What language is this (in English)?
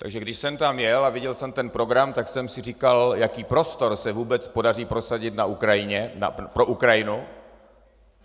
Czech